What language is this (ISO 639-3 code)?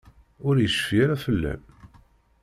kab